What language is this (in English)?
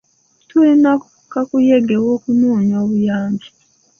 Ganda